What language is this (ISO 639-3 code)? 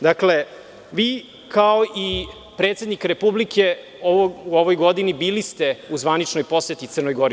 srp